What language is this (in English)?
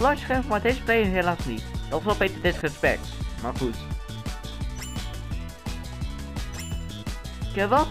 Dutch